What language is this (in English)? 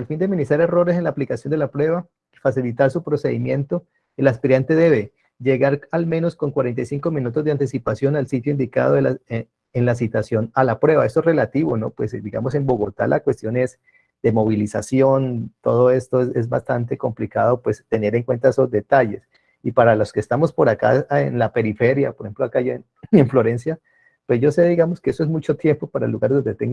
Spanish